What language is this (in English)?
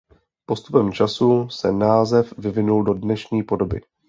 Czech